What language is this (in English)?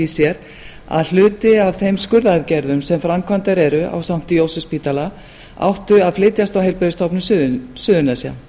Icelandic